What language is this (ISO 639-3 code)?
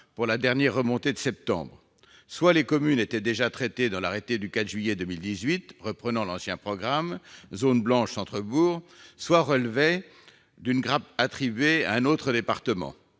fra